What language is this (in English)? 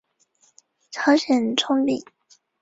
Chinese